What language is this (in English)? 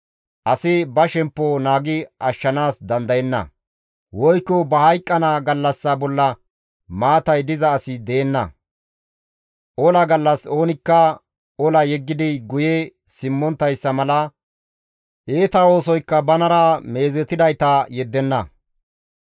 Gamo